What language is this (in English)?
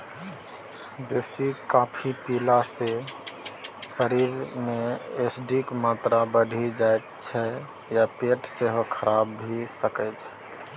Maithili